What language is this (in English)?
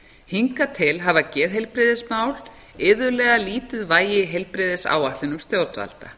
Icelandic